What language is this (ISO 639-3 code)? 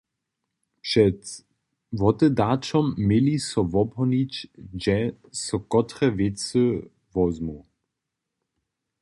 hsb